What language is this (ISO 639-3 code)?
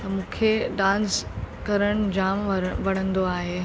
snd